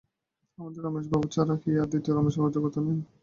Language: Bangla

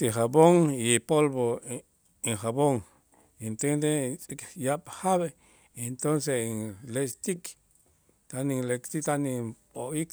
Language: Itzá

